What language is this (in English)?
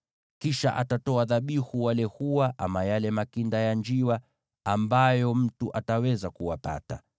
Swahili